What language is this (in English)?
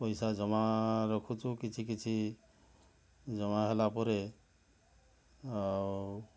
Odia